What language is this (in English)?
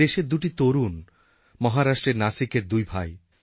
Bangla